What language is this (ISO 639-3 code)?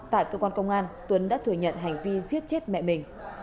vie